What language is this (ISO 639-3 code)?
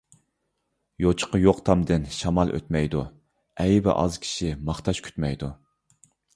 uig